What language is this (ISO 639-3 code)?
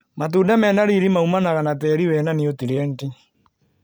kik